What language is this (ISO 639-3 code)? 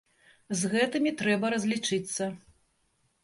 bel